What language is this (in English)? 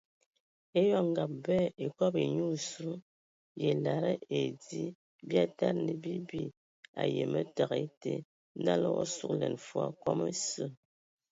Ewondo